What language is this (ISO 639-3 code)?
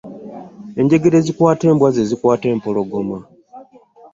lug